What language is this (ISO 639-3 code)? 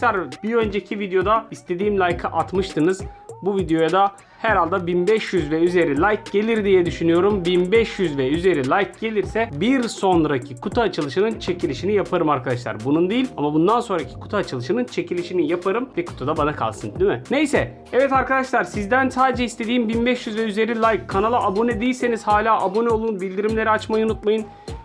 tur